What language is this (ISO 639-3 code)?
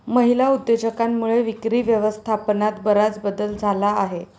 mar